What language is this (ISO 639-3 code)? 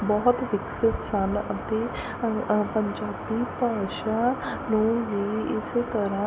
pan